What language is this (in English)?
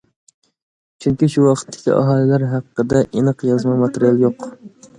Uyghur